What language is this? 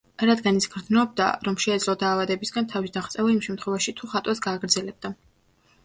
Georgian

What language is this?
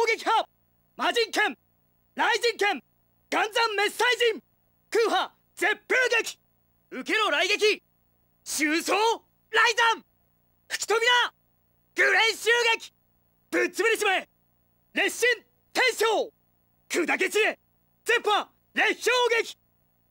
Japanese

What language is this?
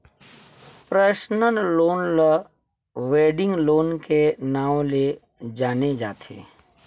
Chhattisgarhi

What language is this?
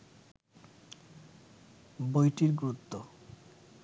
Bangla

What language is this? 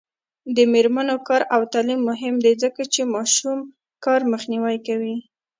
Pashto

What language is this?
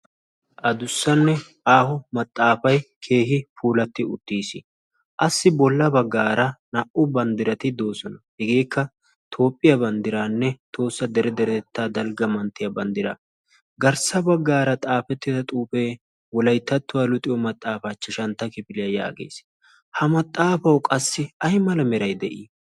Wolaytta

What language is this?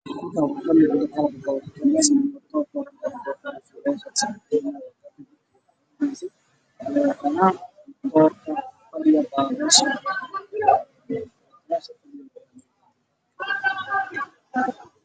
Somali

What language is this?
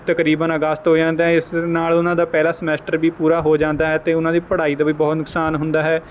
Punjabi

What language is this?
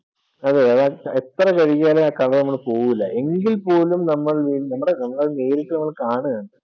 Malayalam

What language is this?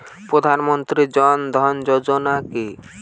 Bangla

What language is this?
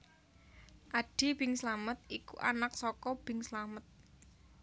Javanese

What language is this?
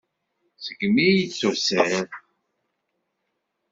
Kabyle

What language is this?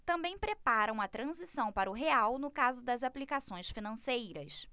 Portuguese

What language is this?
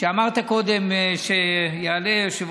Hebrew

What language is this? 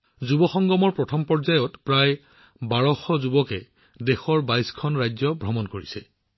Assamese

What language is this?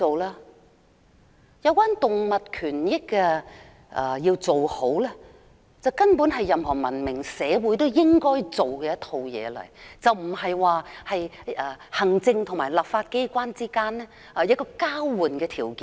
Cantonese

